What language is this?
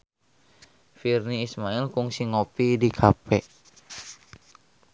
Sundanese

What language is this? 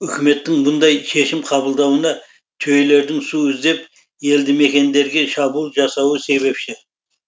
Kazakh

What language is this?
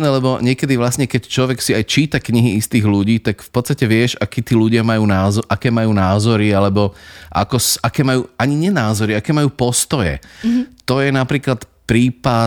Slovak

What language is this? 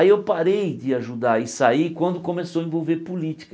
Portuguese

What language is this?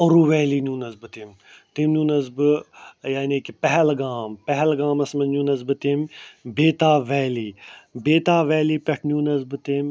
Kashmiri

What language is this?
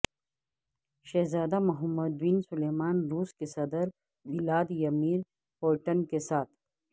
Urdu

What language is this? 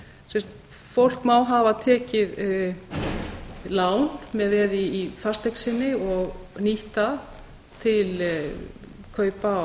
Icelandic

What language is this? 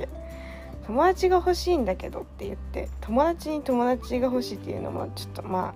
Japanese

